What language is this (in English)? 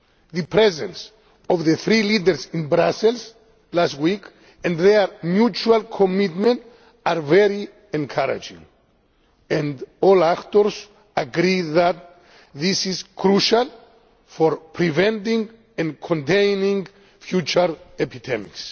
English